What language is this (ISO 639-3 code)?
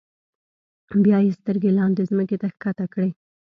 pus